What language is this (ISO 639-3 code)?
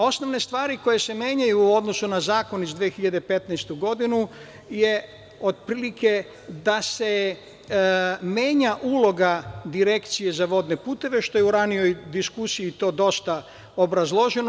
srp